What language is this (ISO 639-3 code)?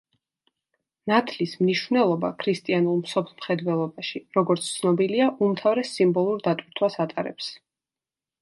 kat